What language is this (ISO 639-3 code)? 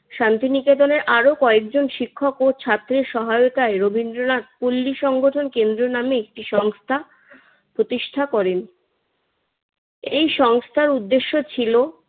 ben